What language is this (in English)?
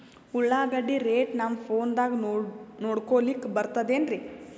Kannada